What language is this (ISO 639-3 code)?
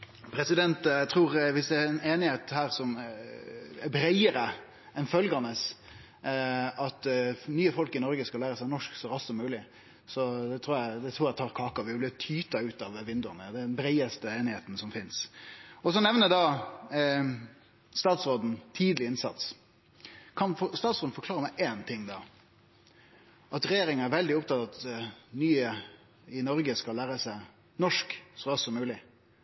nno